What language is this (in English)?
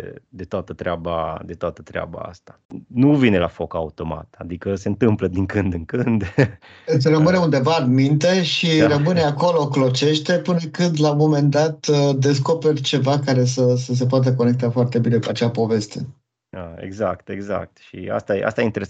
Romanian